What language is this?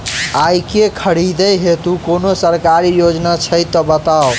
Maithili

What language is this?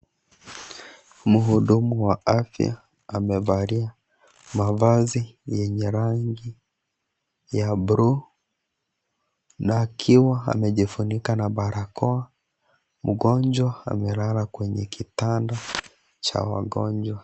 Swahili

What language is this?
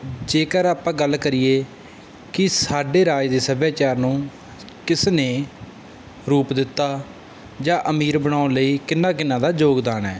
Punjabi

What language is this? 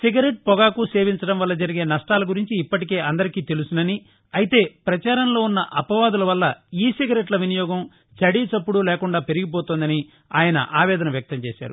Telugu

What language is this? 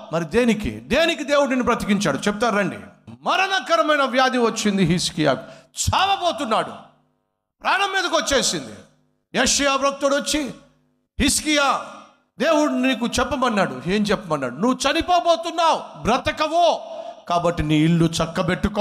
Telugu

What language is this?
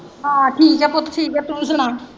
Punjabi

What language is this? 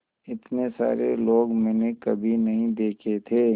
Hindi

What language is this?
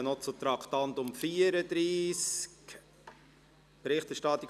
Swiss German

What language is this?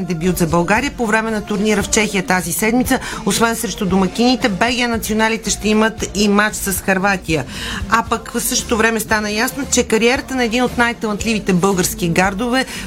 Bulgarian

